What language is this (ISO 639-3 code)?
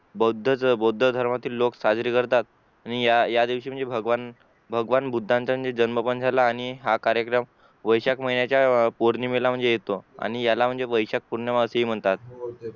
mar